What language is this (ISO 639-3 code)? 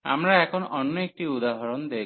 ben